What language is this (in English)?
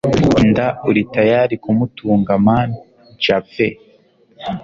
Kinyarwanda